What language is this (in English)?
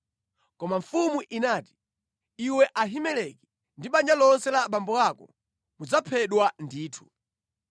Nyanja